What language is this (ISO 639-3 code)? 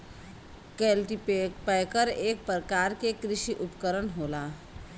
bho